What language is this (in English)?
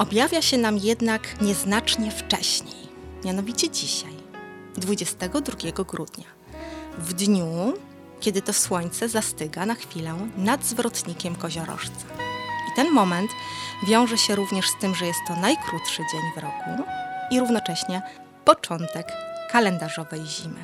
Polish